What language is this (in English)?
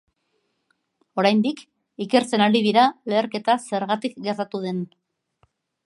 Basque